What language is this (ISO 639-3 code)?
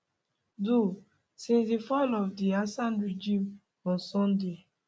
pcm